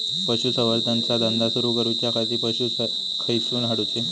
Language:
Marathi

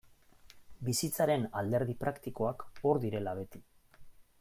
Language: Basque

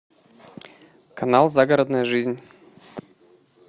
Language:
Russian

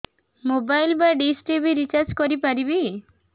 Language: Odia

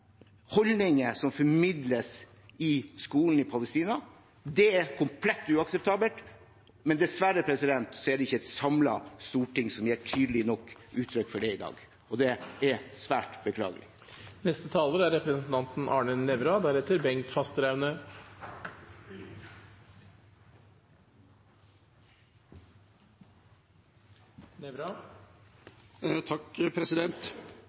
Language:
Norwegian Bokmål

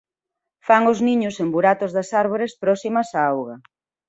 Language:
Galician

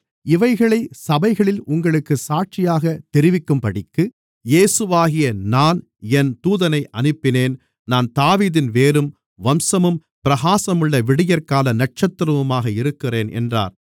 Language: Tamil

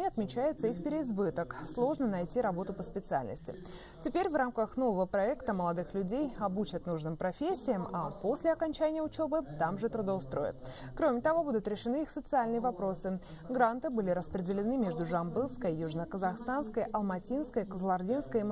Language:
Russian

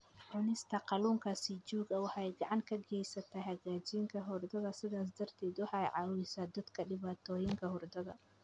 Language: Somali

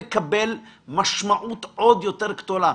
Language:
Hebrew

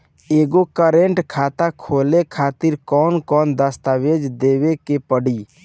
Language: Bhojpuri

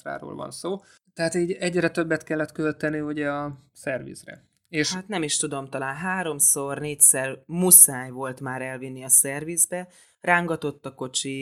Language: Hungarian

